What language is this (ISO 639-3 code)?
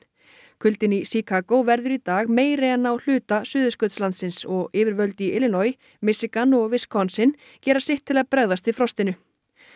isl